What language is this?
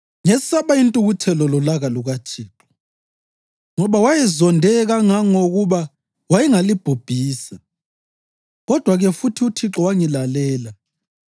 North Ndebele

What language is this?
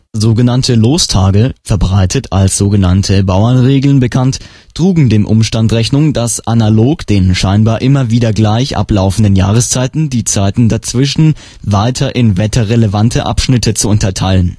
German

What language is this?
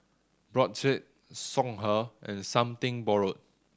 English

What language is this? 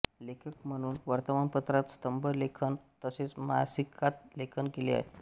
Marathi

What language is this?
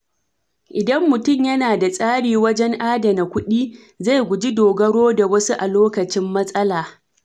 Hausa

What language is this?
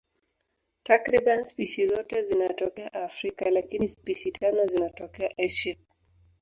Swahili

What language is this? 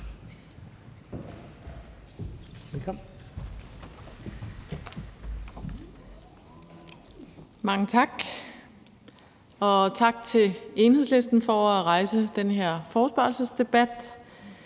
Danish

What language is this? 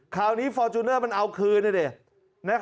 Thai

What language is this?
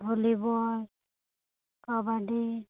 Santali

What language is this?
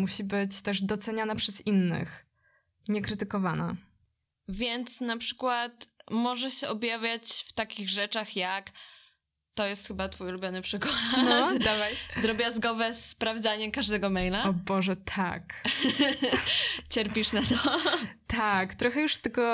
Polish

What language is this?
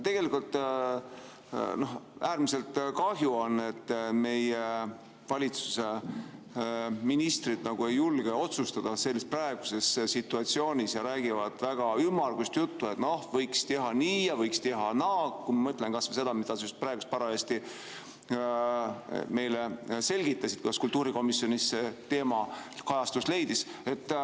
Estonian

